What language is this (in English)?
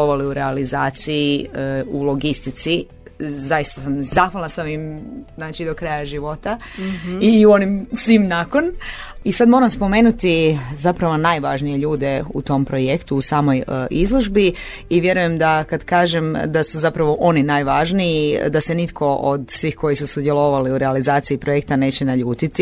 Croatian